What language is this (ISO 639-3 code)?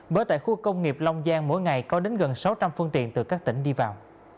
vie